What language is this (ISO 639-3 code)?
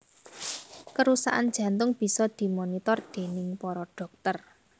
jav